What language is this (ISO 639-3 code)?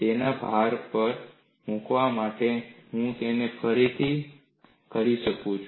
guj